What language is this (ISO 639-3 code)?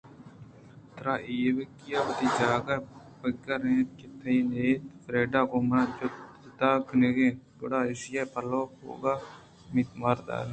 bgp